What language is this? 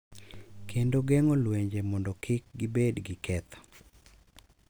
Luo (Kenya and Tanzania)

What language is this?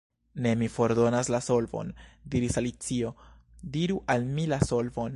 Esperanto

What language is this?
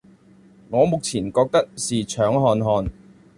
Chinese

